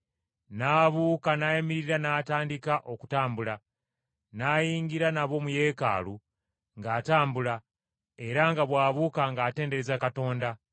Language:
Ganda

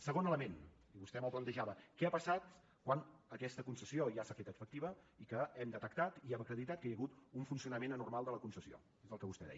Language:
Catalan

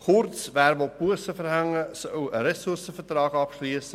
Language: Swiss German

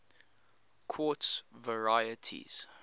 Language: English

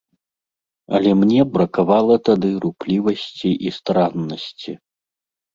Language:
Belarusian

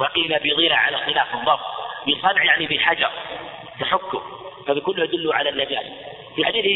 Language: Arabic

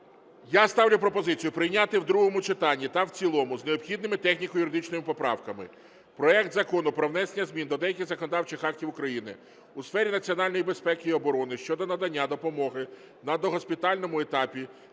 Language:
Ukrainian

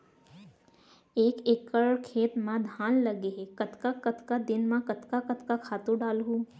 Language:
Chhattisgarhi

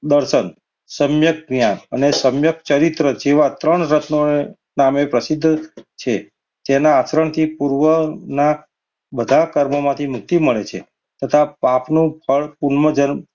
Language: Gujarati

